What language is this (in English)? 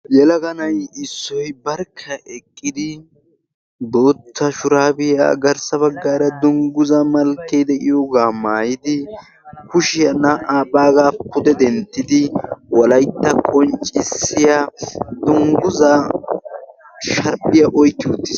Wolaytta